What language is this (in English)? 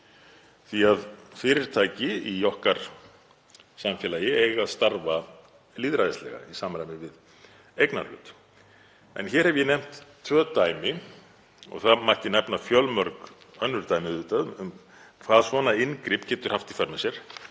Icelandic